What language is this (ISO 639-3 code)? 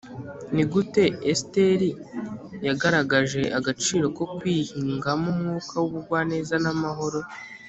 kin